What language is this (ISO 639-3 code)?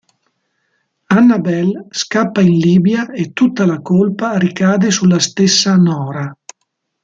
ita